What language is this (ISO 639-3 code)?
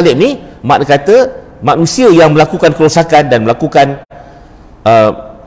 msa